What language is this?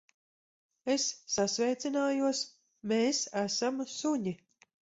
Latvian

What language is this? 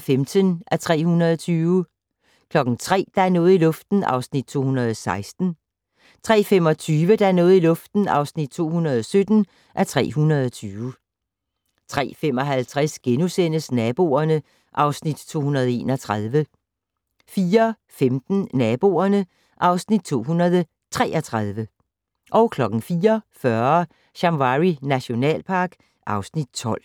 Danish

